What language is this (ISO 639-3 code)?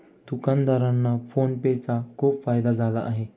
mar